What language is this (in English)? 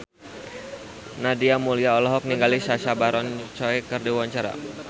Sundanese